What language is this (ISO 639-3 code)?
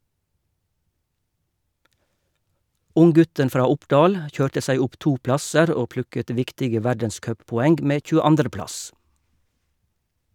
nor